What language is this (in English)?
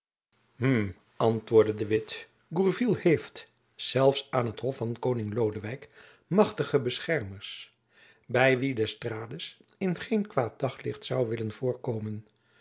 Dutch